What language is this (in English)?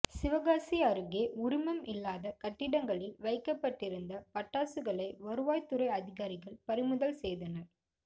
Tamil